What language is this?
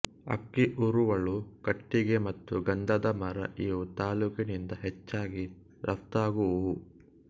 Kannada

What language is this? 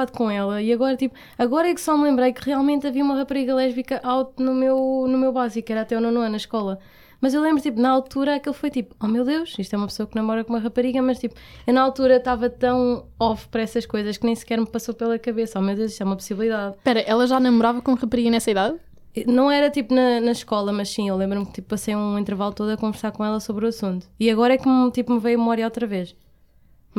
Portuguese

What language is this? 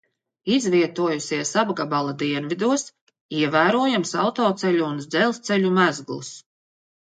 Latvian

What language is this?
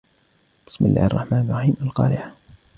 Arabic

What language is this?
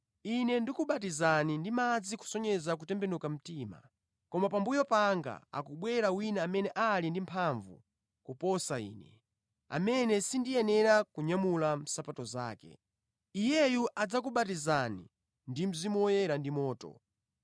Nyanja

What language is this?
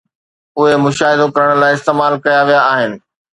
Sindhi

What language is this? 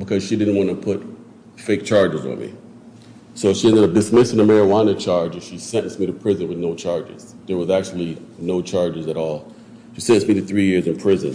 English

